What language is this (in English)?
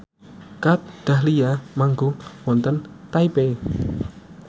Javanese